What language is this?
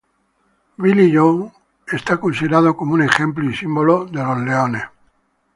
Spanish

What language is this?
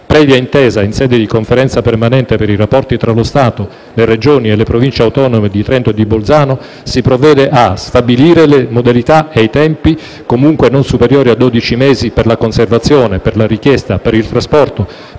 Italian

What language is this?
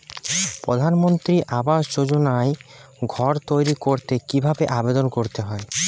Bangla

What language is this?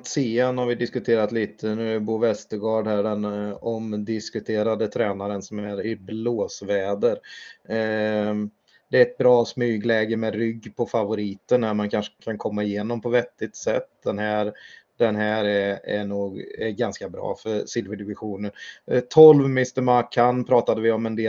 Swedish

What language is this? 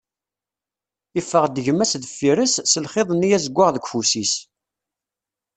Kabyle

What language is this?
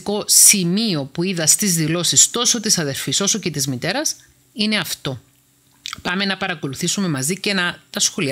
Greek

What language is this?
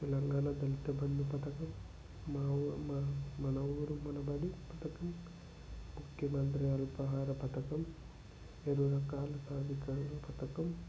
Telugu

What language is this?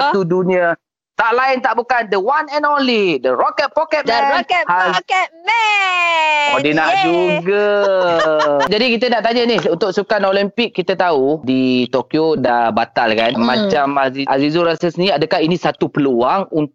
Malay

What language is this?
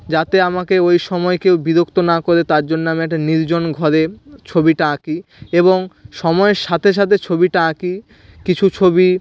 Bangla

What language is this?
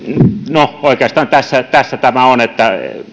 Finnish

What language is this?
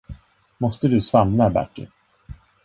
Swedish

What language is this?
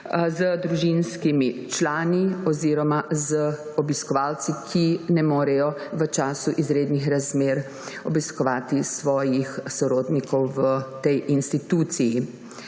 Slovenian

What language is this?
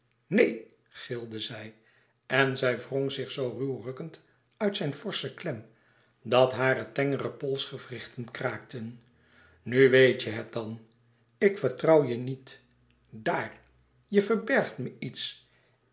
Dutch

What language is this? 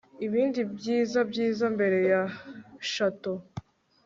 Kinyarwanda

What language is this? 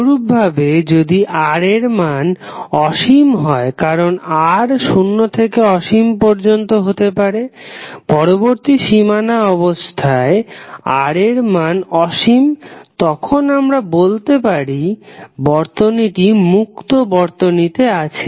Bangla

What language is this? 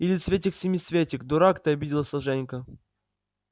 Russian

